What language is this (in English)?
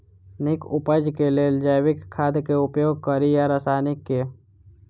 Maithili